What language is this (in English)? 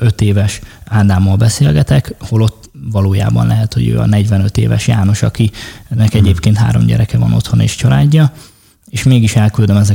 Hungarian